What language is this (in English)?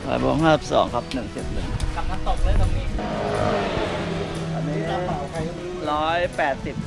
Thai